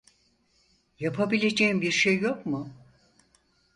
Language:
Turkish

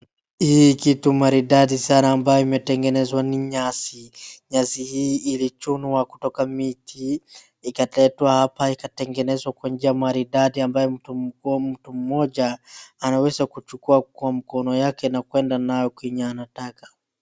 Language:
Swahili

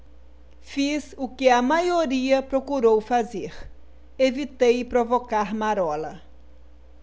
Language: Portuguese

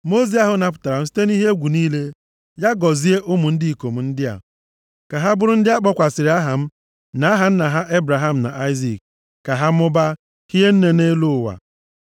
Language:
Igbo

